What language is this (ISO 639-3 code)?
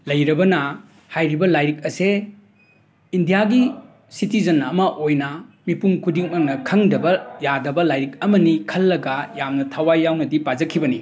mni